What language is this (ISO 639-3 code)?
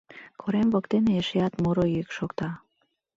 chm